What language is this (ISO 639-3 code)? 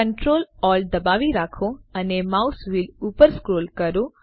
guj